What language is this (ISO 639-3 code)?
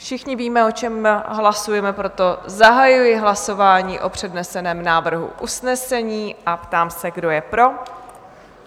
ces